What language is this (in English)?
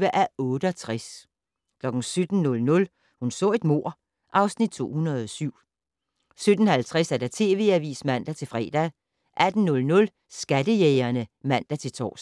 Danish